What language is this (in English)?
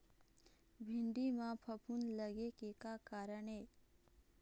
Chhattisgarhi